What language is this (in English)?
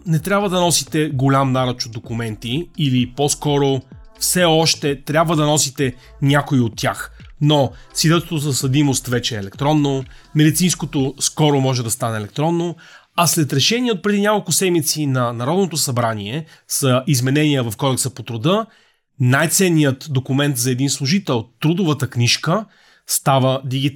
Bulgarian